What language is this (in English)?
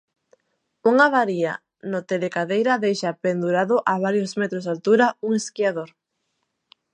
Galician